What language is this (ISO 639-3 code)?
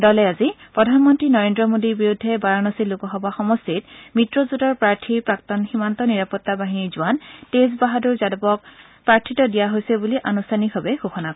asm